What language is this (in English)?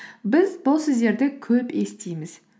Kazakh